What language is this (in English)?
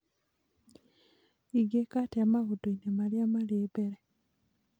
Kikuyu